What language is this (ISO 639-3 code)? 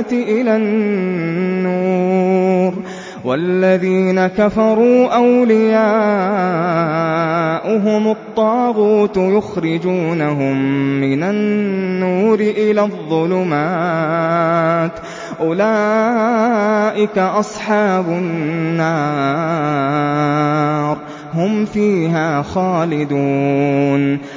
ara